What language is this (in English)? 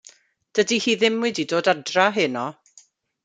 Welsh